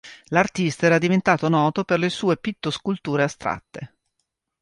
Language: Italian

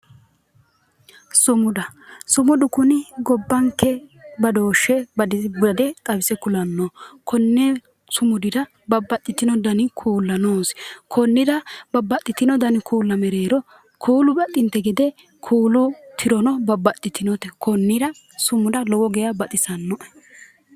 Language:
Sidamo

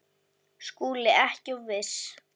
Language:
Icelandic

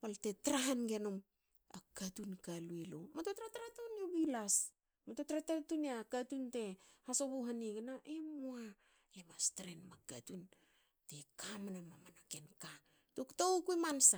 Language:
Hakö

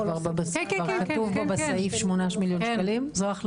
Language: Hebrew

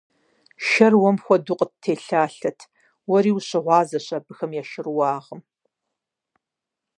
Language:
Kabardian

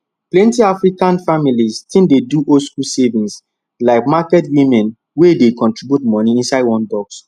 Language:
Nigerian Pidgin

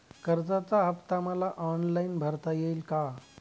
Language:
Marathi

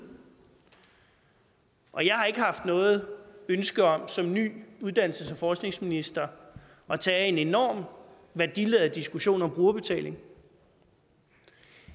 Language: Danish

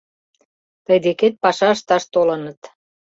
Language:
Mari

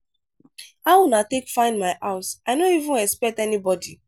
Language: Nigerian Pidgin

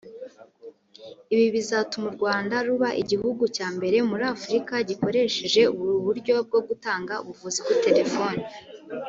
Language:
Kinyarwanda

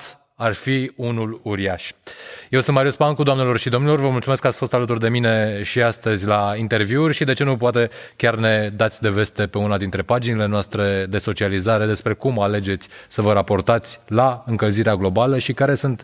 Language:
Romanian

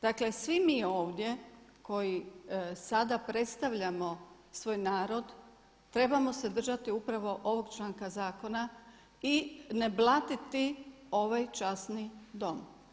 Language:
Croatian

